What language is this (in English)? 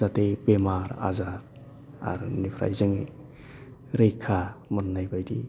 Bodo